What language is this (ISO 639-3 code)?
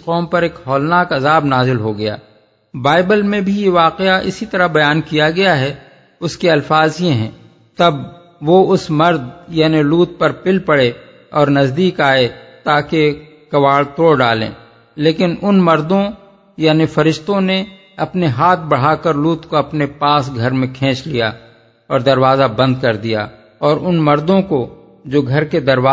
urd